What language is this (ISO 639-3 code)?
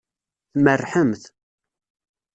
kab